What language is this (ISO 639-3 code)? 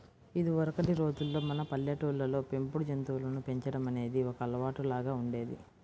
tel